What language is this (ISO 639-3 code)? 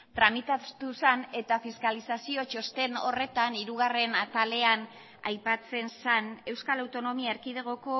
eus